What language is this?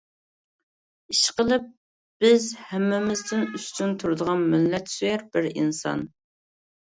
Uyghur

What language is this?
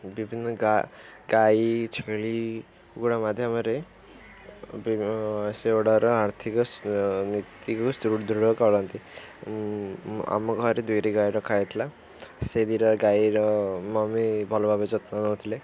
Odia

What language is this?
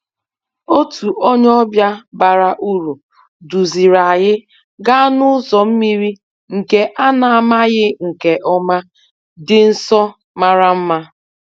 Igbo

